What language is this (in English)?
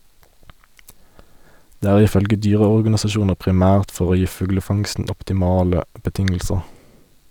Norwegian